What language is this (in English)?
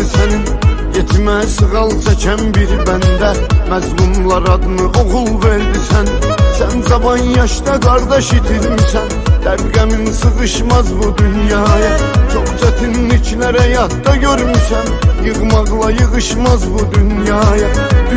Turkish